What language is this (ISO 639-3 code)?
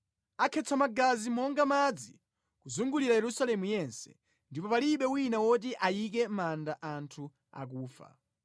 nya